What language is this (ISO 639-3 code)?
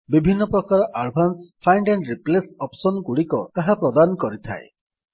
ori